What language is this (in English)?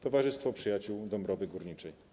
Polish